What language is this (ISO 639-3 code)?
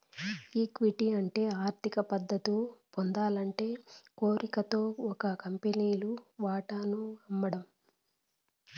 tel